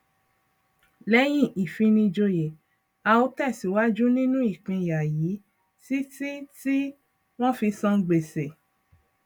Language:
Yoruba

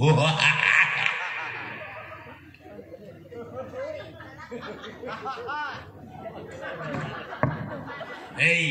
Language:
Indonesian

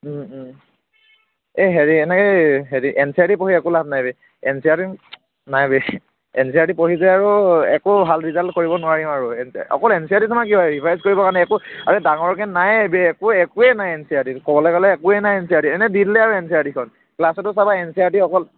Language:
Assamese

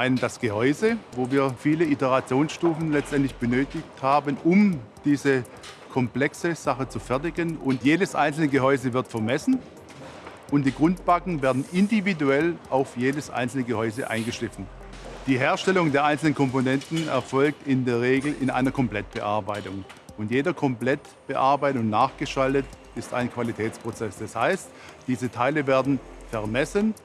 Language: German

